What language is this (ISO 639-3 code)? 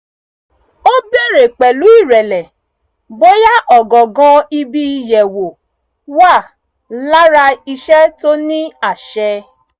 yor